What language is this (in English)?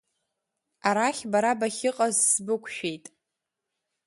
Abkhazian